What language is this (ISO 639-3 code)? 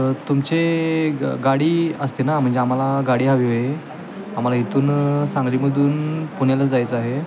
mar